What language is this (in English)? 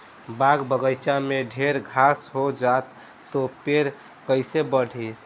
Bhojpuri